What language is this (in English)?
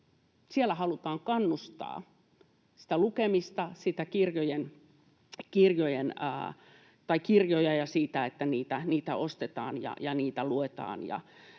Finnish